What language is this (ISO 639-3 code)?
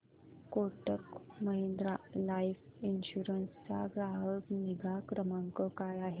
mar